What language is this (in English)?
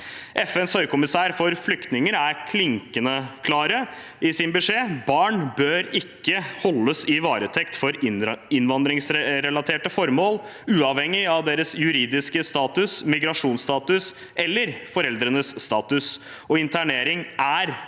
Norwegian